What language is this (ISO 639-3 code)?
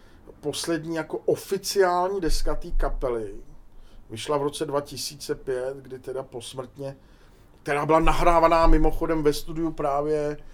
ces